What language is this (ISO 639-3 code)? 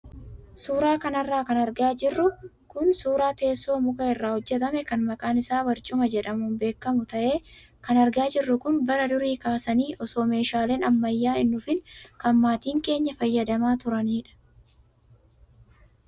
orm